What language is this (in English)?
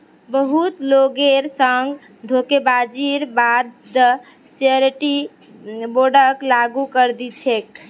Magahi